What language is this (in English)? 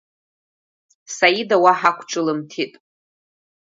Abkhazian